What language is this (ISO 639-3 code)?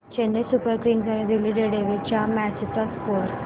mar